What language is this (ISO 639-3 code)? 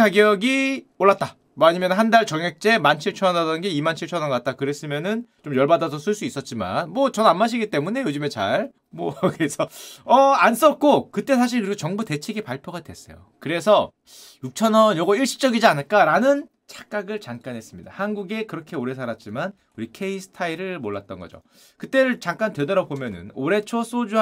kor